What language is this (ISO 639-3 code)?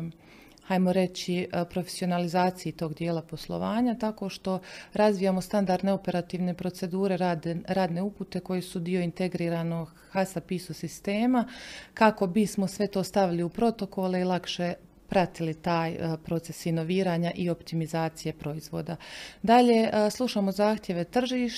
hrv